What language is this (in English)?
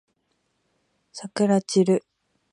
Japanese